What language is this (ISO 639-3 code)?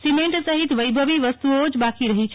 guj